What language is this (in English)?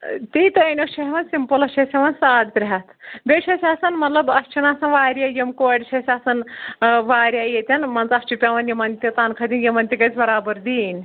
Kashmiri